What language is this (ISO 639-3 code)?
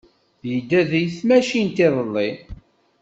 kab